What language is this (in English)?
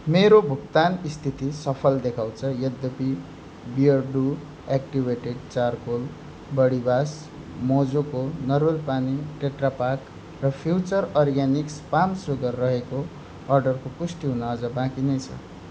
Nepali